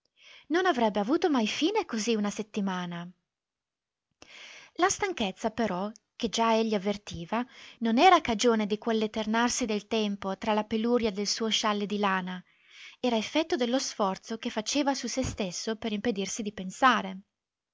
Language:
Italian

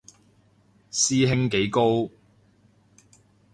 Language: Cantonese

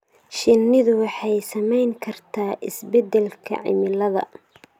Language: Somali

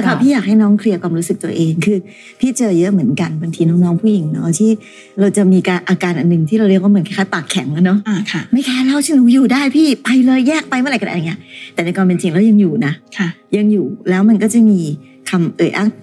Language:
Thai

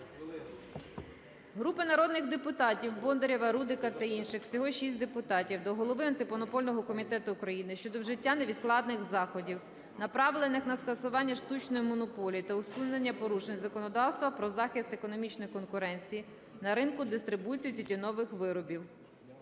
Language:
Ukrainian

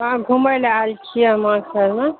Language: Maithili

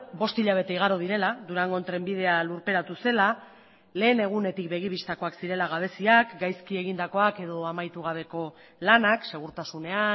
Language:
Basque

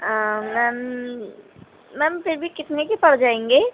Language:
Urdu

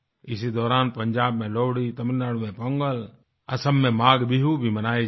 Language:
Hindi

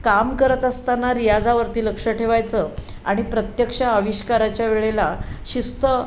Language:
Marathi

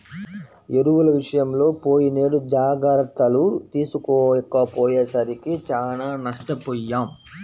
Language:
Telugu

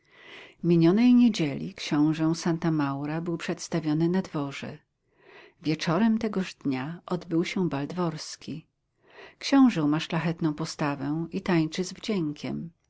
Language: Polish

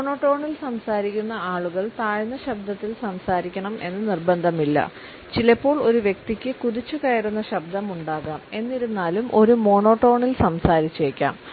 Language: Malayalam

